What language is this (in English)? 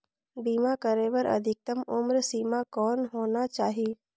Chhattisgarhi